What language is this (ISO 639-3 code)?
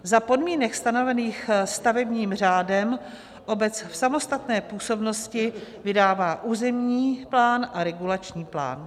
ces